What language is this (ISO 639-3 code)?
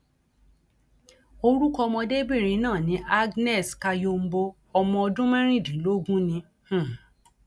yor